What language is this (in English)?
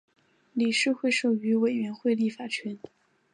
Chinese